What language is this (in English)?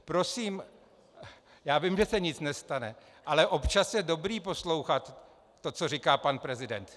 Czech